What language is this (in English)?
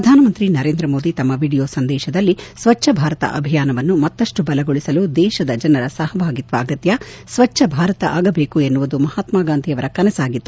Kannada